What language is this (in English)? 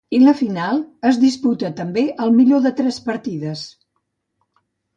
Catalan